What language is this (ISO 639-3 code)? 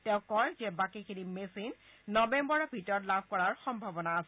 asm